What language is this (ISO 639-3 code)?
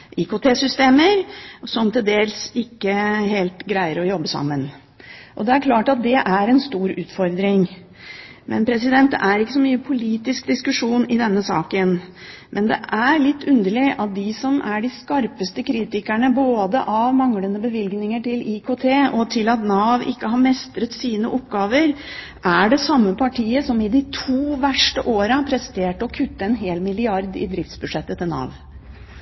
nob